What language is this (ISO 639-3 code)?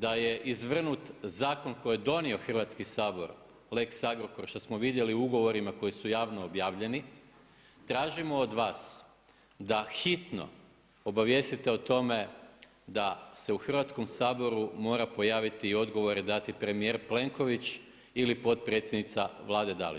hrv